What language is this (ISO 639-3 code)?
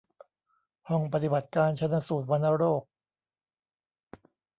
tha